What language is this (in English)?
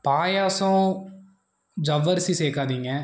Tamil